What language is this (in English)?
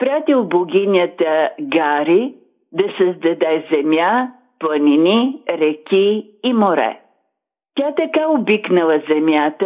Bulgarian